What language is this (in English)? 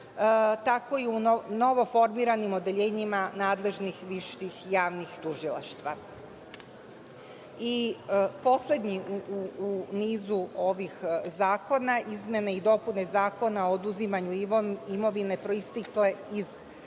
Serbian